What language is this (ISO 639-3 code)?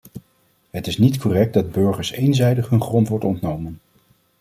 nld